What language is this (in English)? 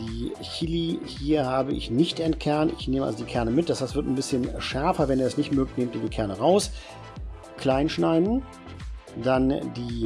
German